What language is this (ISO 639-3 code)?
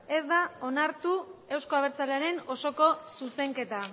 eus